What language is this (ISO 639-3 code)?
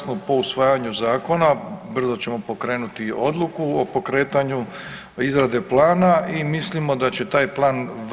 hrv